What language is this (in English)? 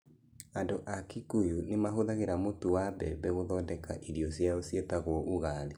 Kikuyu